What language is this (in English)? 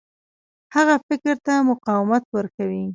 Pashto